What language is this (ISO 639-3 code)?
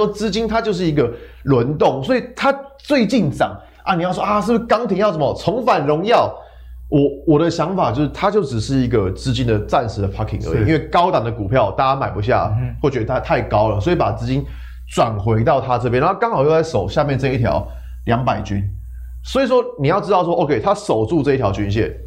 zho